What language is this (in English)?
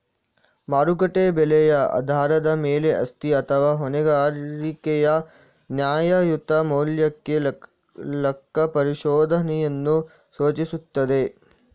Kannada